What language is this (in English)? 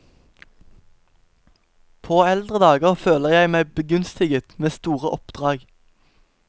Norwegian